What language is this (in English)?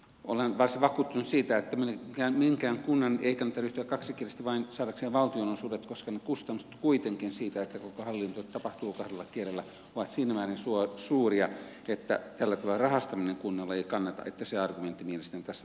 Finnish